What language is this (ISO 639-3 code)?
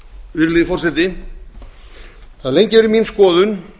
isl